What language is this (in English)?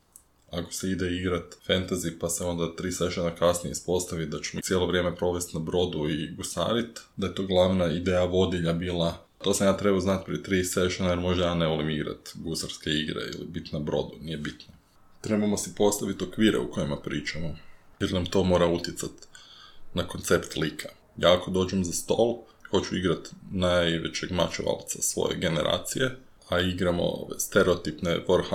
Croatian